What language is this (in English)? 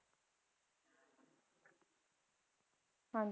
Punjabi